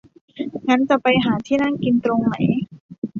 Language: Thai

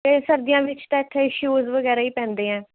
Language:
Punjabi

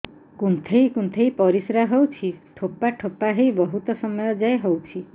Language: Odia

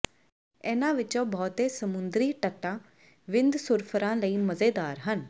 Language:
Punjabi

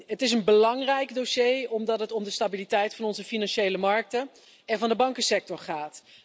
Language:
Dutch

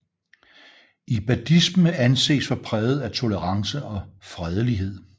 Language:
Danish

